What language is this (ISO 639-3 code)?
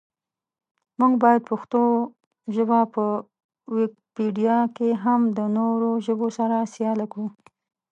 pus